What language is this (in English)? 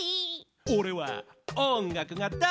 Japanese